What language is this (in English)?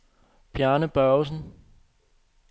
Danish